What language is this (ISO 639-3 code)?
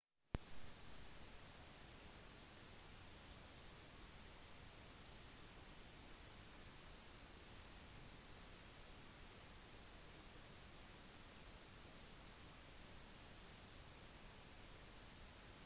nob